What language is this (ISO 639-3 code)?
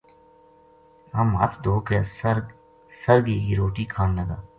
gju